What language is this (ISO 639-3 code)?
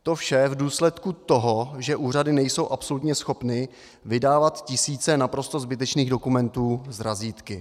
ces